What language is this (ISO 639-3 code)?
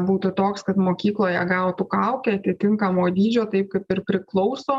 lit